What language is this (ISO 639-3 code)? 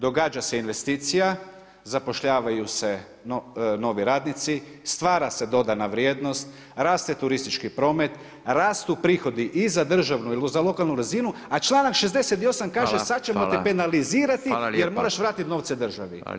hrv